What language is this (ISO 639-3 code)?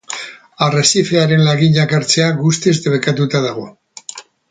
eus